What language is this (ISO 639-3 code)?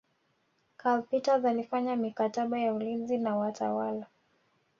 swa